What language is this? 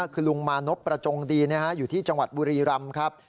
Thai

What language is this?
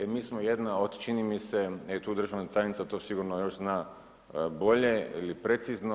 Croatian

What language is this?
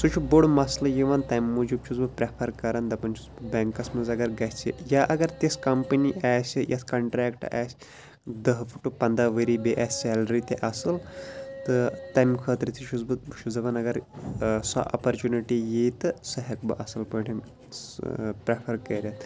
Kashmiri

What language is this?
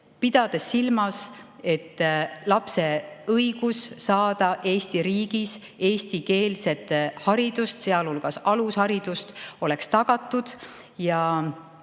Estonian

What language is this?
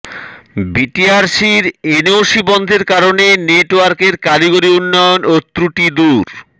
Bangla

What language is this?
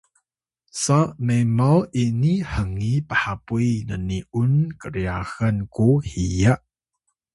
Atayal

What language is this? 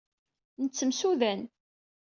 Kabyle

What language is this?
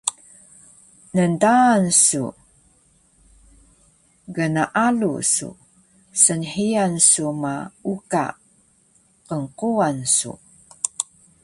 Taroko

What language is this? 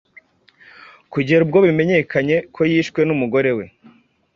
Kinyarwanda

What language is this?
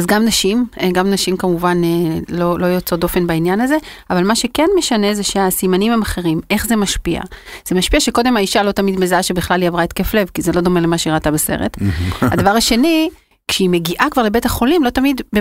Hebrew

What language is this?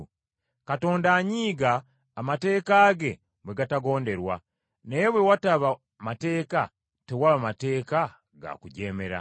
Ganda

